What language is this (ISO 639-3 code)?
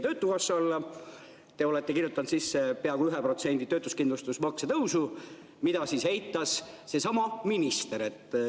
est